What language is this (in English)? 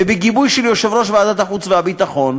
Hebrew